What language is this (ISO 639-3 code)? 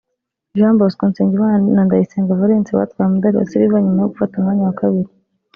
kin